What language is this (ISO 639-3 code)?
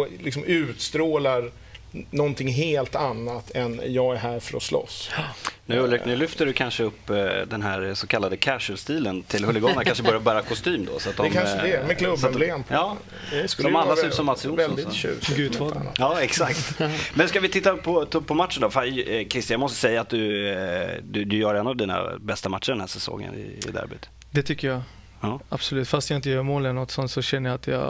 swe